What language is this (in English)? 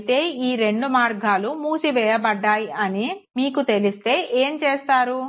Telugu